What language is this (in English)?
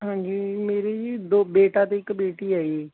Punjabi